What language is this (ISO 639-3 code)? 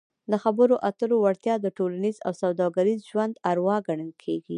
pus